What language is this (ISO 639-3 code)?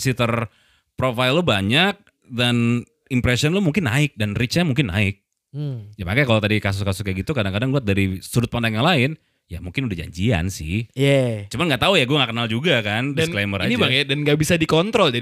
ind